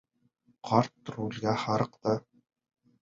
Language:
Bashkir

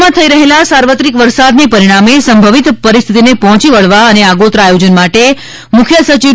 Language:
Gujarati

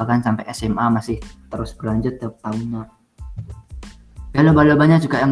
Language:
Indonesian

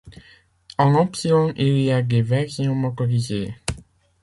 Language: French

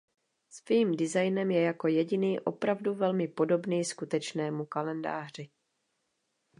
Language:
Czech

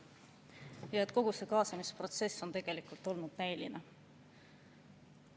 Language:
Estonian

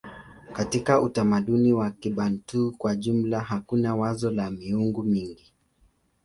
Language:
Swahili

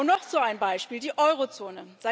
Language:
German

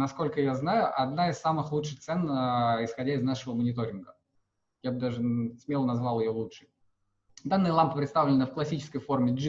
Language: Russian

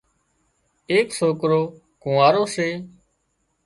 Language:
Wadiyara Koli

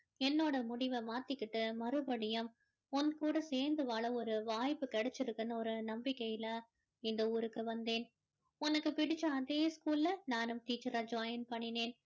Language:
Tamil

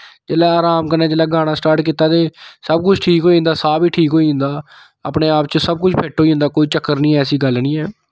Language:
Dogri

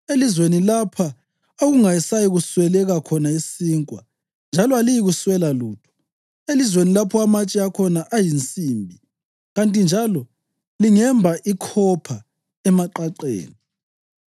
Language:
North Ndebele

